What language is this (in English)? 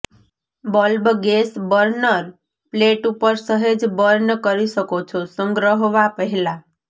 Gujarati